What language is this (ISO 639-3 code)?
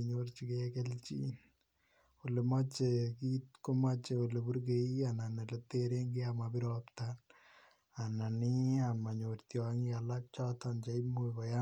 kln